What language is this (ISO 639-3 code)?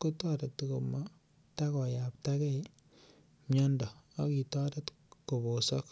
kln